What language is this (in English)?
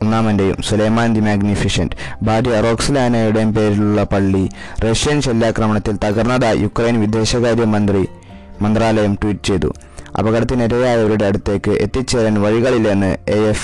Malayalam